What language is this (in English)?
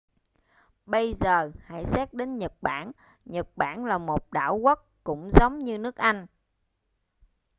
Vietnamese